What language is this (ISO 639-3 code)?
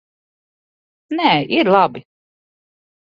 lav